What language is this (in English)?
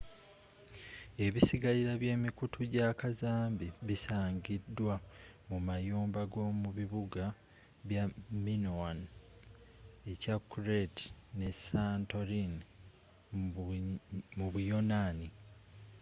Ganda